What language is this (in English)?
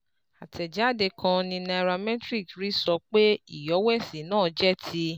Yoruba